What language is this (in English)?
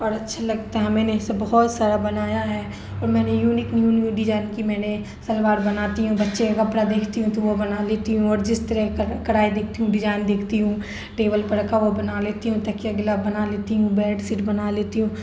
Urdu